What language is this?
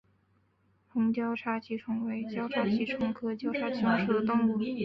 Chinese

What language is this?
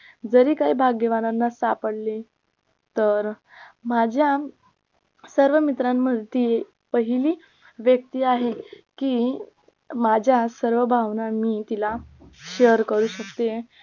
Marathi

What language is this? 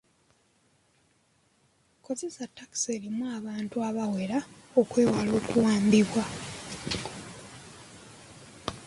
Ganda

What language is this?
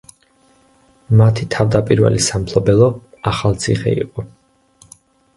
Georgian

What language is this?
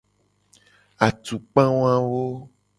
Gen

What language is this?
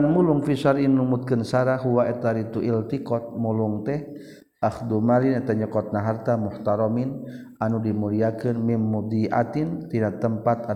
Malay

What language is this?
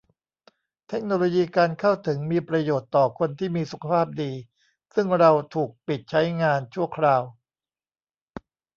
Thai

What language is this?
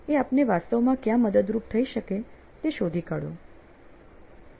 Gujarati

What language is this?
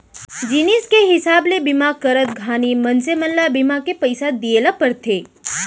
Chhattisgarhi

